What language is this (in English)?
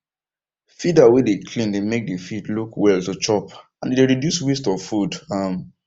Nigerian Pidgin